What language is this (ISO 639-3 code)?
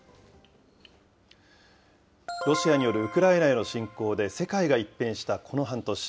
jpn